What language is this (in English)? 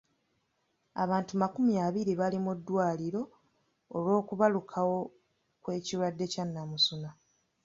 Ganda